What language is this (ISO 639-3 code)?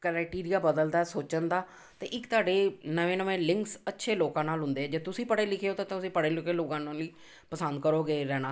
pan